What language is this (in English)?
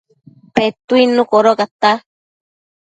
Matsés